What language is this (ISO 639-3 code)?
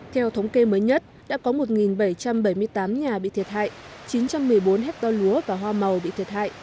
vie